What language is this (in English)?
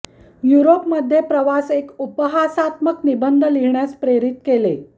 Marathi